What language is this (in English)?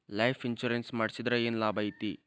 Kannada